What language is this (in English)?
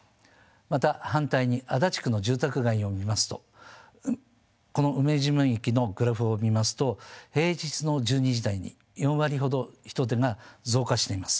Japanese